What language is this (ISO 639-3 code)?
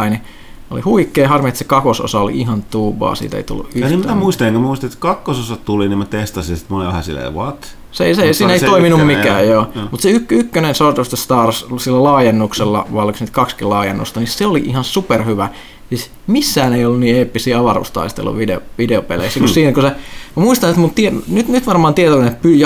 fin